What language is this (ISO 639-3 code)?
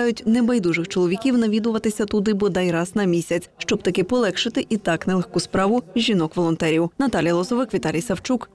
ukr